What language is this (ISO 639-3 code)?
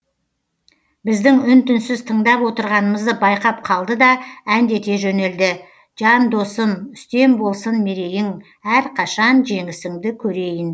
kaz